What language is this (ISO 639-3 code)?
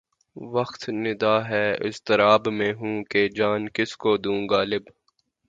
urd